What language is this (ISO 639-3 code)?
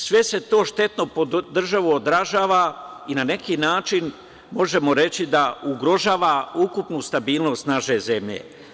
srp